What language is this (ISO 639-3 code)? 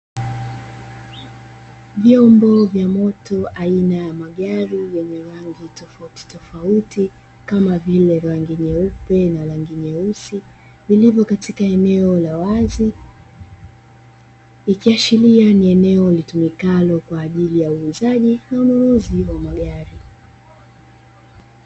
swa